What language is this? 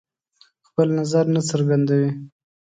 Pashto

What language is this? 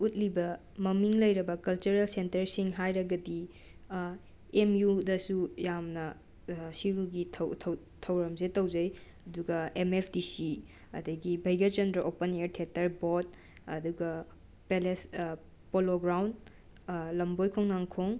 Manipuri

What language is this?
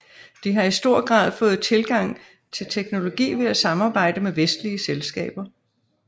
Danish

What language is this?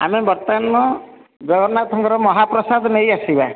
Odia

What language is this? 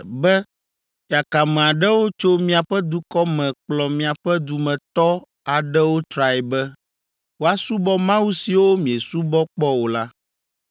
Ewe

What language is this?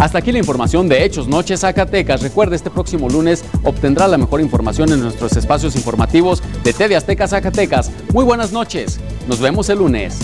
Spanish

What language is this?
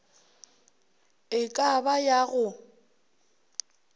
Northern Sotho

